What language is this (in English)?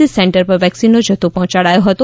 Gujarati